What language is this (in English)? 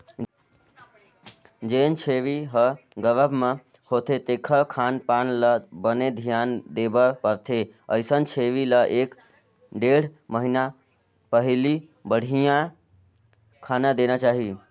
Chhattisgarhi